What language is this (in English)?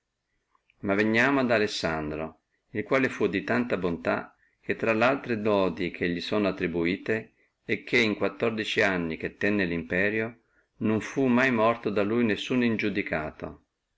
Italian